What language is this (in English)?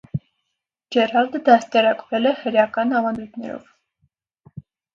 Armenian